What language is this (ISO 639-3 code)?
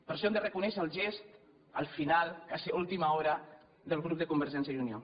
cat